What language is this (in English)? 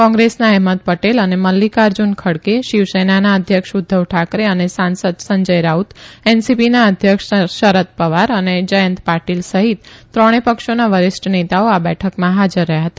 Gujarati